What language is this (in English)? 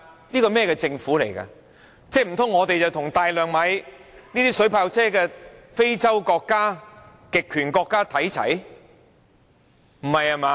Cantonese